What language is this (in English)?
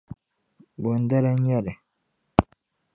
Dagbani